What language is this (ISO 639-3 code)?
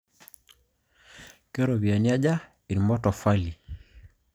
mas